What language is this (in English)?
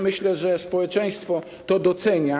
Polish